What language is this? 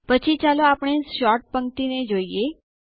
Gujarati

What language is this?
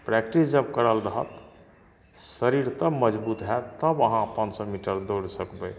Maithili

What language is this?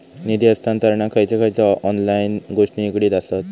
Marathi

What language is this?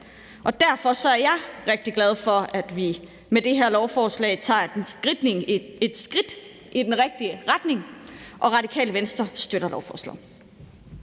Danish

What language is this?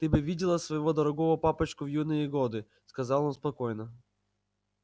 Russian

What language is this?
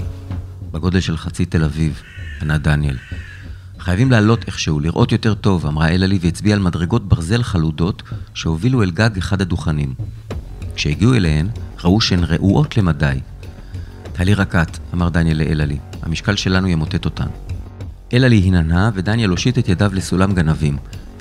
Hebrew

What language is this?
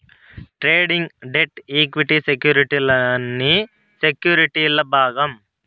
Telugu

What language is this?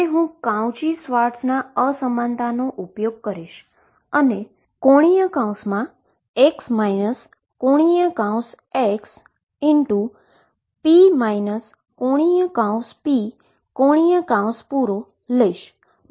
Gujarati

